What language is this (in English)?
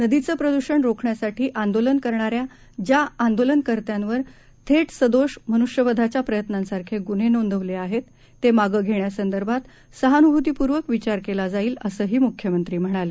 Marathi